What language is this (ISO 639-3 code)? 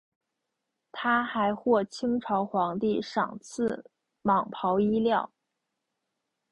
zho